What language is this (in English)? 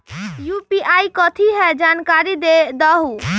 Magahi